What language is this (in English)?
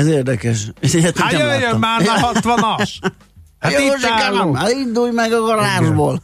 Hungarian